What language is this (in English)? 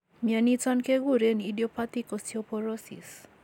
Kalenjin